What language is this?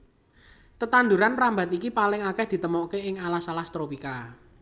Javanese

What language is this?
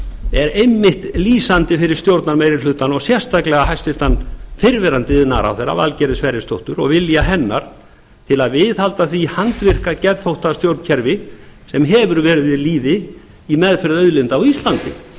Icelandic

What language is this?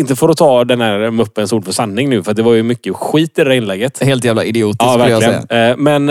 Swedish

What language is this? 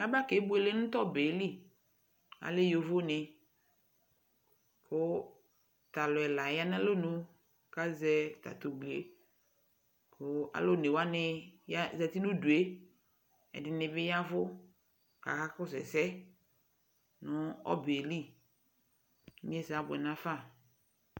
Ikposo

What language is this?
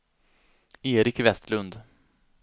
Swedish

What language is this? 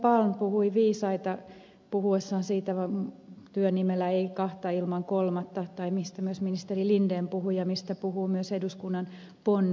Finnish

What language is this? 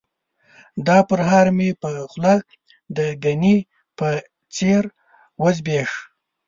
Pashto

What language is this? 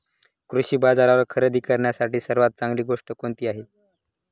Marathi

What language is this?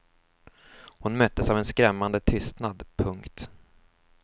Swedish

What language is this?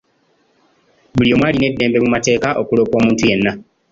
Ganda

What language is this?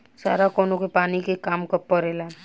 Bhojpuri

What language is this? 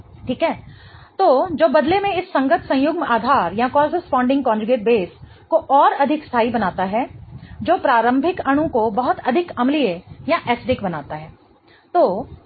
Hindi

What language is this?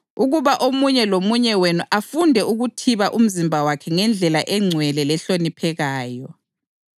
North Ndebele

